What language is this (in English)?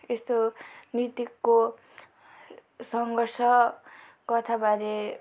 Nepali